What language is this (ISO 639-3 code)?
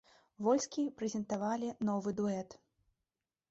bel